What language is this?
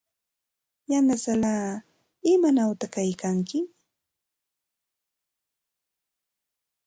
Santa Ana de Tusi Pasco Quechua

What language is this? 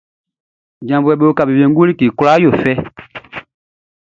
Baoulé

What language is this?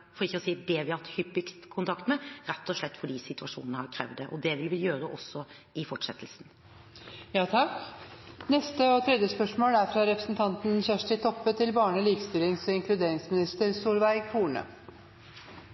Norwegian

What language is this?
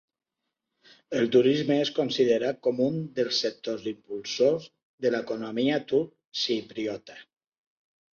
Catalan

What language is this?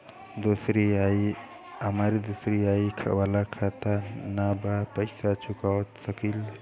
Bhojpuri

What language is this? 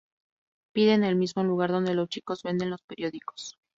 Spanish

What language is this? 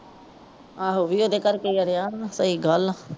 Punjabi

